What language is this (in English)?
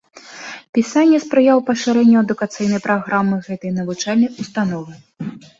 Belarusian